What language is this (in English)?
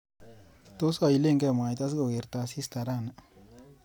Kalenjin